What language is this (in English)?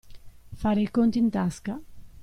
Italian